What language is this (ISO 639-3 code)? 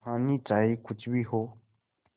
hin